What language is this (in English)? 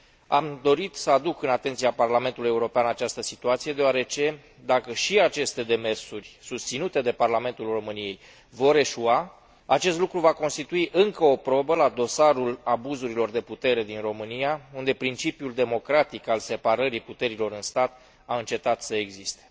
Romanian